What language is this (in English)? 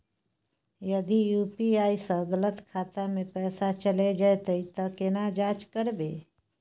Maithili